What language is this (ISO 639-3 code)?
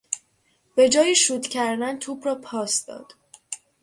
fas